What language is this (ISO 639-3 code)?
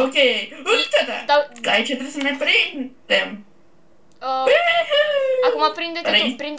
ron